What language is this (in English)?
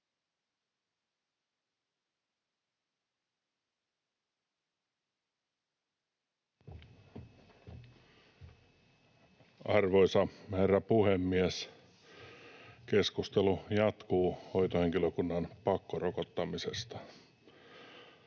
Finnish